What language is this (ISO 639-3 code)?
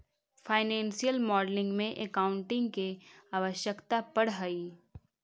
mag